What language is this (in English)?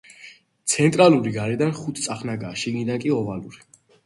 Georgian